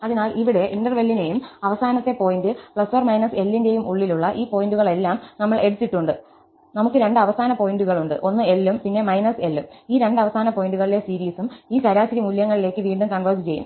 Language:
Malayalam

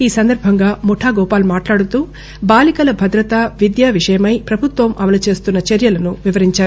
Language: Telugu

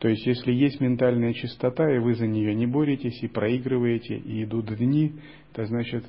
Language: Russian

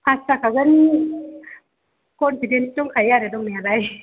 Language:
Bodo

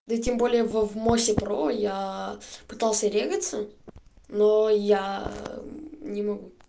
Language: Russian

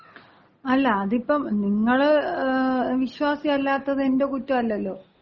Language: Malayalam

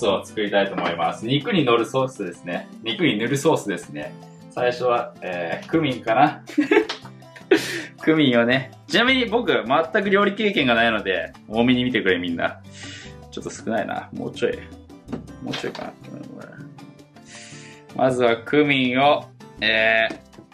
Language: Japanese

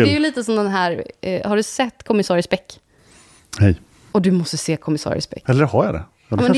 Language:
Swedish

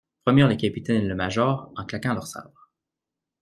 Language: French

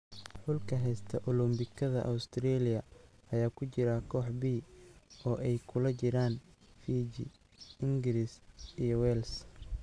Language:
Somali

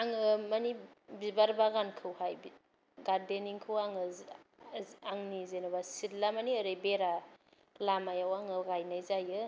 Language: Bodo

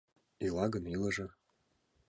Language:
Mari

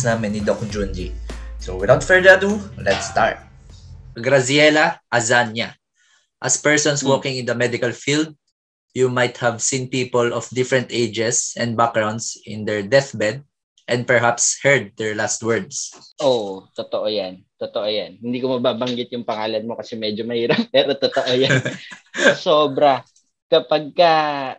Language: Filipino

